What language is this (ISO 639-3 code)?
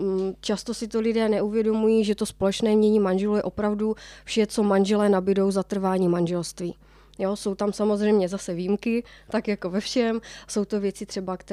ces